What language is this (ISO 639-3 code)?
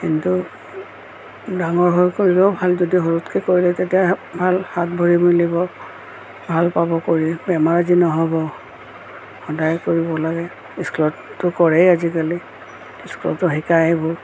asm